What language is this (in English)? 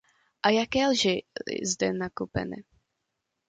Czech